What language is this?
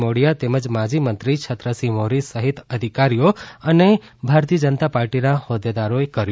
Gujarati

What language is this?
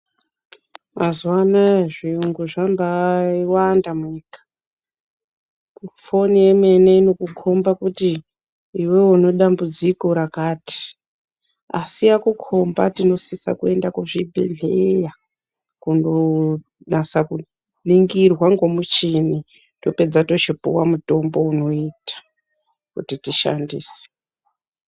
Ndau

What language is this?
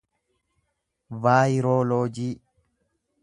Oromo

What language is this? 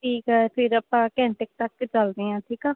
Punjabi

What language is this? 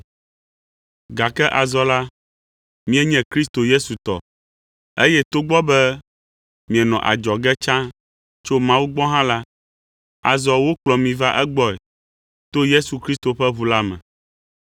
Ewe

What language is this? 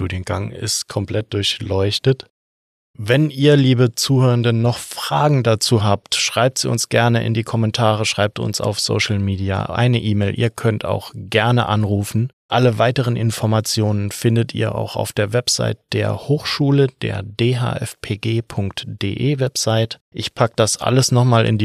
German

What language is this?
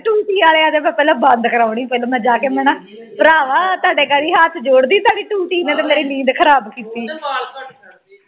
Punjabi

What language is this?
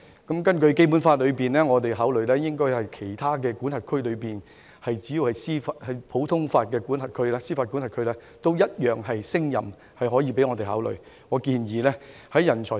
Cantonese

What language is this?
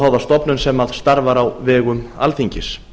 Icelandic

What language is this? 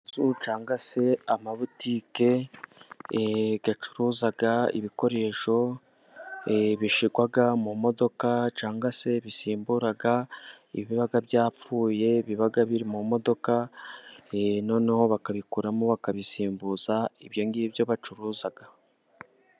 Kinyarwanda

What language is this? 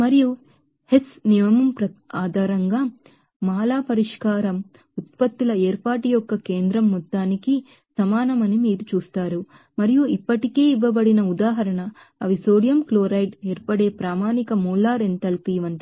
Telugu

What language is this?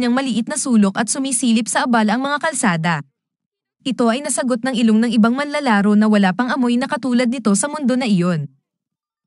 Filipino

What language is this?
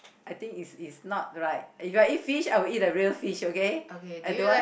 English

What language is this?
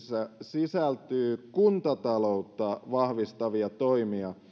Finnish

